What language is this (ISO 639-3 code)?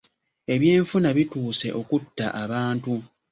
lug